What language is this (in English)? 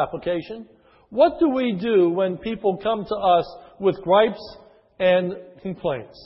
English